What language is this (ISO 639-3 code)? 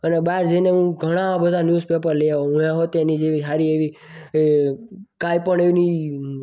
guj